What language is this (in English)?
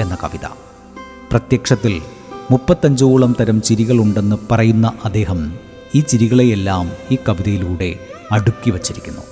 Malayalam